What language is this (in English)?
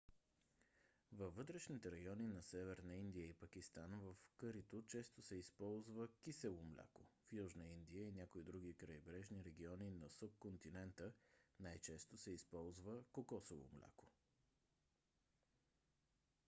Bulgarian